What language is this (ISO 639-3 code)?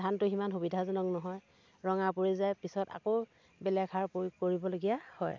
asm